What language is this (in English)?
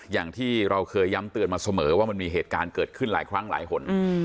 Thai